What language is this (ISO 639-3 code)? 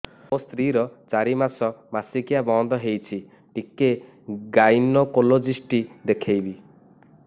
ori